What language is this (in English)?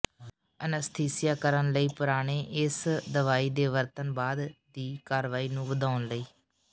Punjabi